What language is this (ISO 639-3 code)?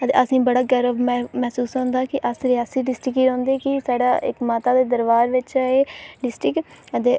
doi